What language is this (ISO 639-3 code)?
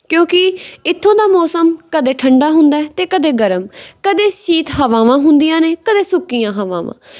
pan